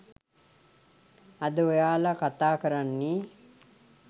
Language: Sinhala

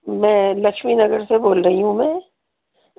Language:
Urdu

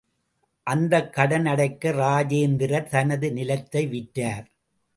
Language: Tamil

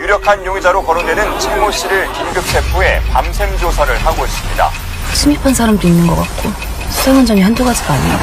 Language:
Korean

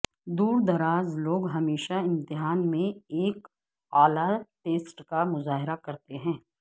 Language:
Urdu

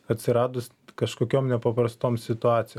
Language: Lithuanian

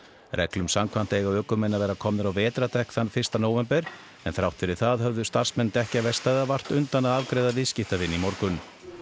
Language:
Icelandic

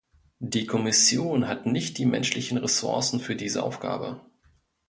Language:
German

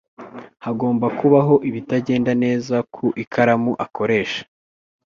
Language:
Kinyarwanda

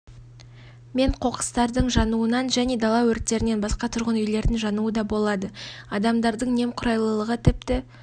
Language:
Kazakh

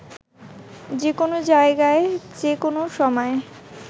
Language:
Bangla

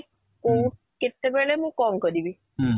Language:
Odia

